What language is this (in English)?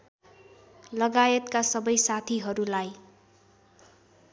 Nepali